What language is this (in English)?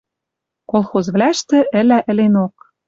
Western Mari